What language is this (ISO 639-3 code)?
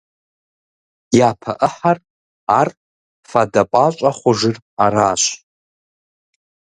kbd